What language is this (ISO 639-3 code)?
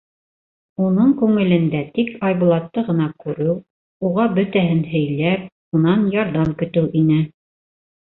bak